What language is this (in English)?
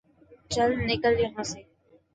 Urdu